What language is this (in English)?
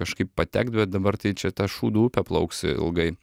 Lithuanian